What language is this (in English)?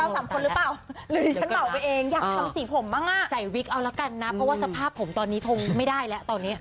Thai